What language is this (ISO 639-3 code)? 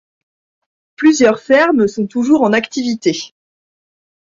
fra